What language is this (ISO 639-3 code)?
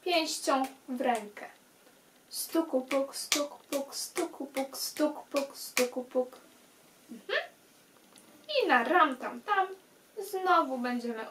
pol